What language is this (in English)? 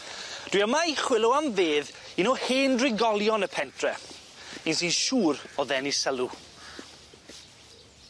Welsh